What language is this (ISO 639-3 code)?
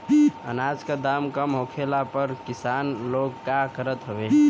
bho